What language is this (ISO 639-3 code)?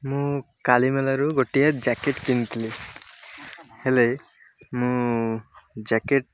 ori